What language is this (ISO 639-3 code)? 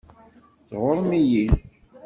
kab